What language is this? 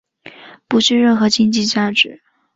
Chinese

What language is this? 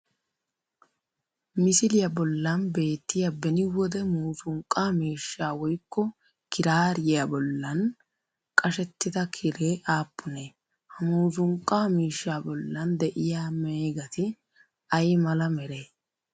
Wolaytta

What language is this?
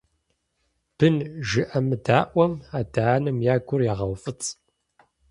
Kabardian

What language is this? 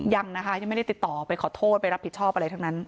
Thai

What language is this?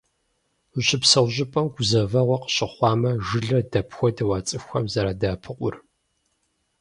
Kabardian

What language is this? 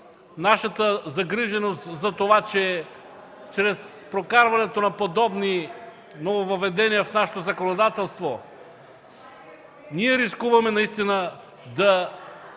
Bulgarian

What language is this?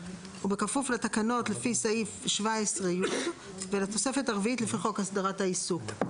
Hebrew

